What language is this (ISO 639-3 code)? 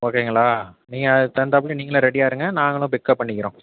tam